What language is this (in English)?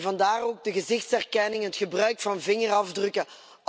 Dutch